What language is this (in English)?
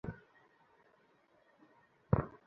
Bangla